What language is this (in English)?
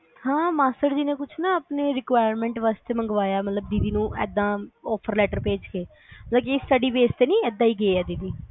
Punjabi